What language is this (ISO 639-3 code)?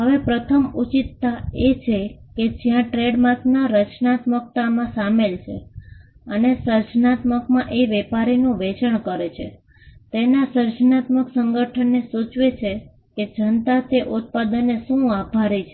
guj